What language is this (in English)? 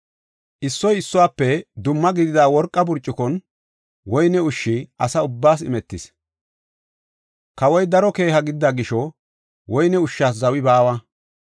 Gofa